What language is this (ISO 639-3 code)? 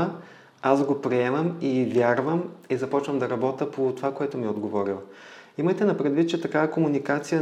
bul